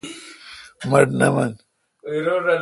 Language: Kalkoti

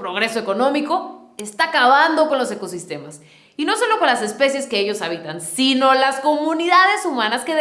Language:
Spanish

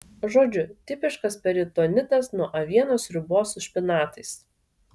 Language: Lithuanian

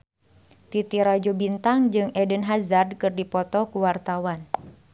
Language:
Sundanese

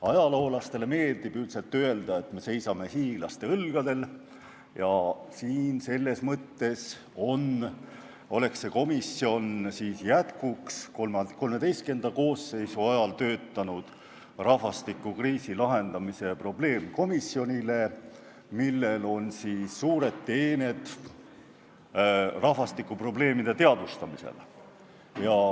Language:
Estonian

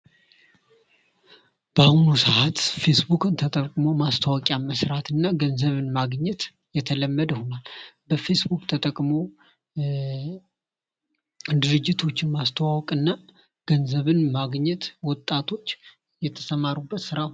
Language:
Amharic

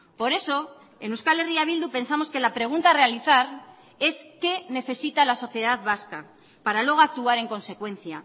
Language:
Spanish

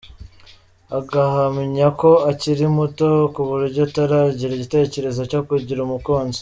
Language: Kinyarwanda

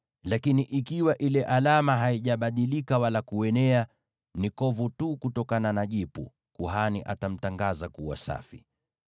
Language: Swahili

